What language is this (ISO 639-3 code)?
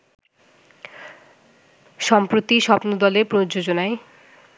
ben